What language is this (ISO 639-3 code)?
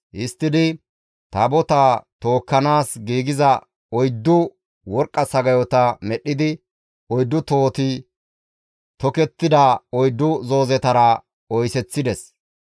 gmv